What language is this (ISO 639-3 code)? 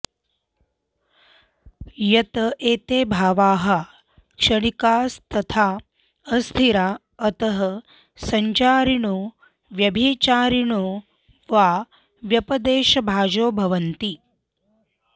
san